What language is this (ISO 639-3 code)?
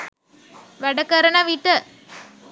sin